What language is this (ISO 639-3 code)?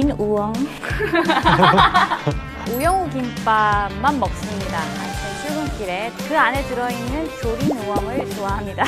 kor